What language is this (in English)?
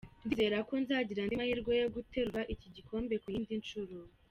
Kinyarwanda